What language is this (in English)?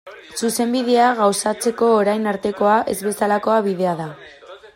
Basque